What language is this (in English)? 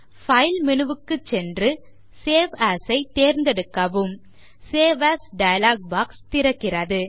Tamil